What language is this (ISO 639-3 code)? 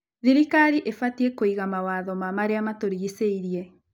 kik